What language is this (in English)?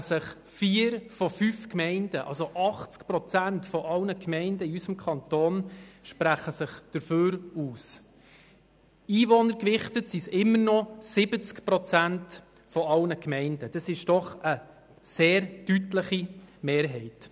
Swiss German